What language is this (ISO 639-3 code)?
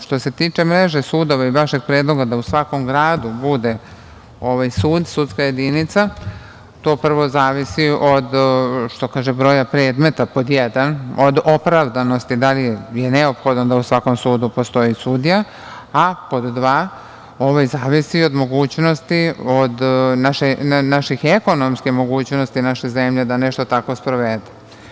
srp